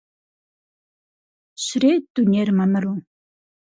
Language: Kabardian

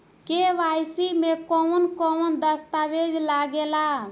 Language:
Bhojpuri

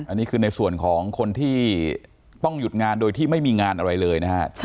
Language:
Thai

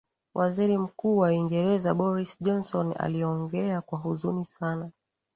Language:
Swahili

